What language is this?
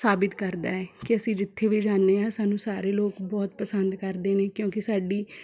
Punjabi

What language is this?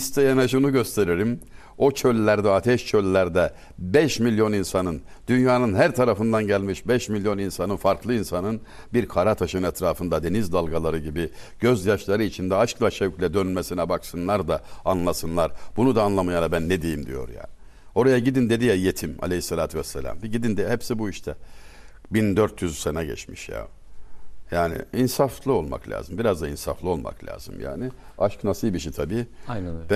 Turkish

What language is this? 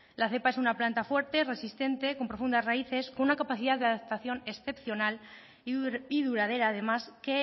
Spanish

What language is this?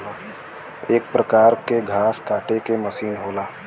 Bhojpuri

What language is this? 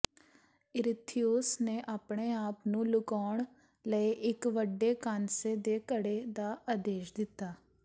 Punjabi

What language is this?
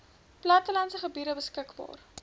Afrikaans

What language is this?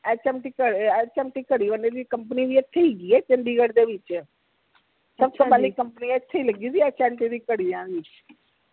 Punjabi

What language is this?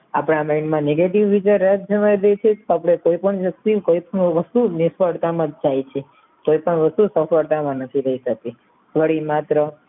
Gujarati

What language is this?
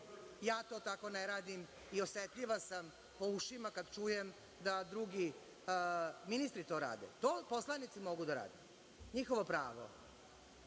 Serbian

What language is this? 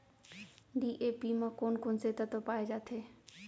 Chhattisgarhi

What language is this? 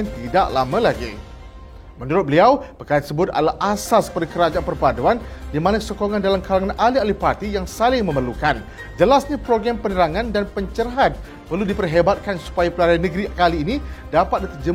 Malay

